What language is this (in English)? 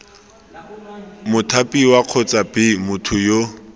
Tswana